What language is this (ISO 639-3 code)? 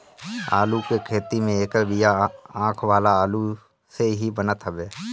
bho